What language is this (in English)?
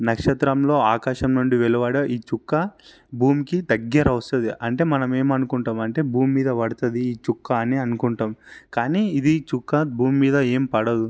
Telugu